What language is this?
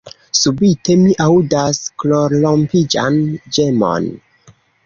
Esperanto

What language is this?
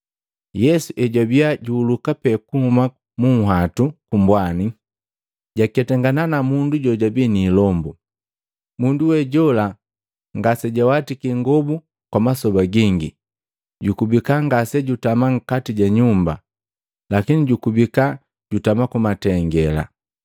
Matengo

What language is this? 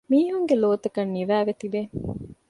Divehi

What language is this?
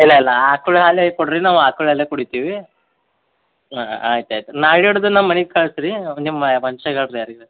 Kannada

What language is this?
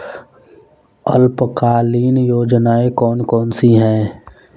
Hindi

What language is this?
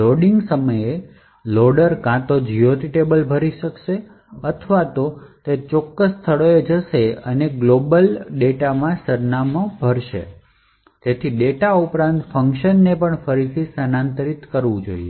Gujarati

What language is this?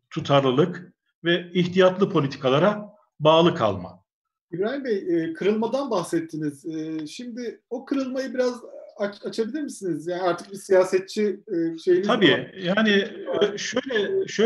Turkish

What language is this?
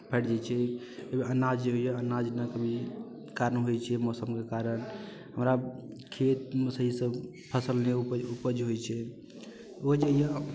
Maithili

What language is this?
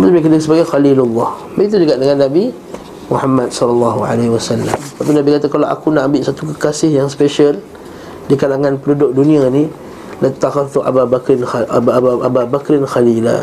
Malay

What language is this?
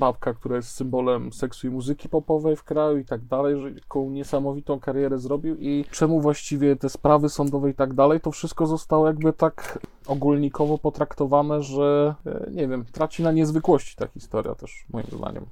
Polish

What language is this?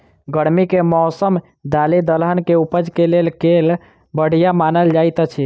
Maithili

